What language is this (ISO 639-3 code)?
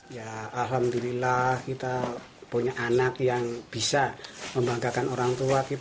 ind